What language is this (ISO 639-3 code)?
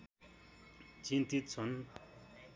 nep